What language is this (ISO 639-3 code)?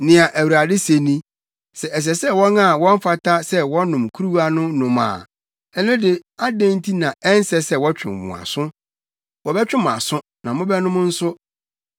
aka